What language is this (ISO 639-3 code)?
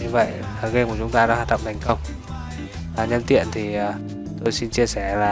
vie